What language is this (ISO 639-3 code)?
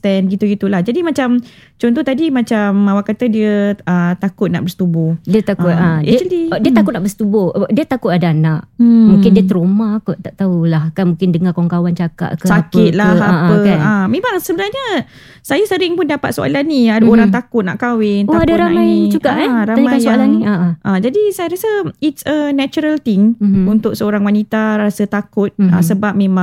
msa